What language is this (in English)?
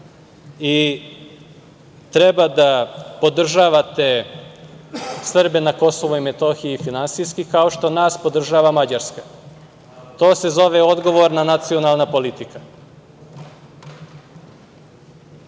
Serbian